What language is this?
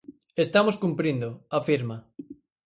Galician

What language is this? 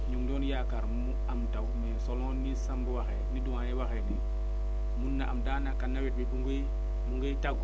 Wolof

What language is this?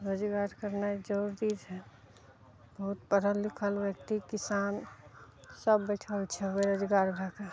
Maithili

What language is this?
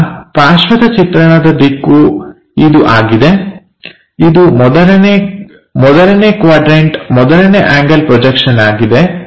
Kannada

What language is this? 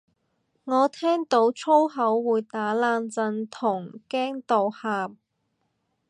Cantonese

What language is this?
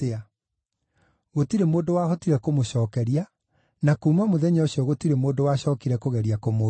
Kikuyu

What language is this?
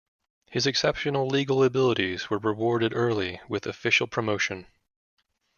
English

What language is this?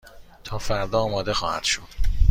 Persian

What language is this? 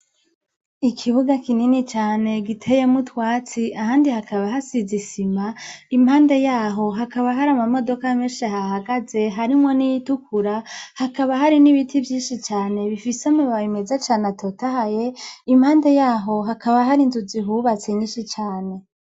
Rundi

